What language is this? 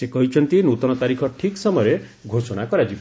Odia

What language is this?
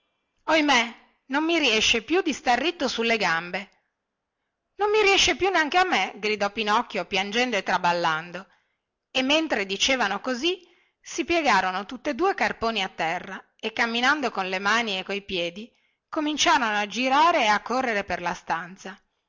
Italian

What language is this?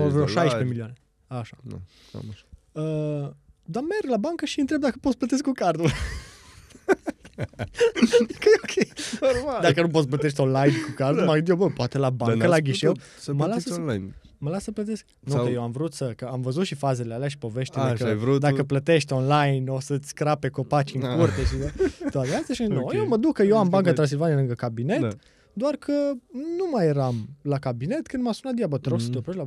Romanian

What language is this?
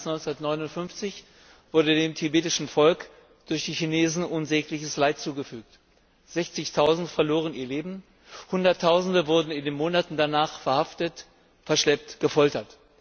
German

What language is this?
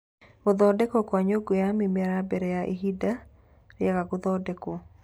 Kikuyu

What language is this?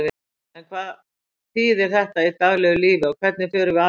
Icelandic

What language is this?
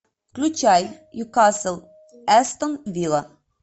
Russian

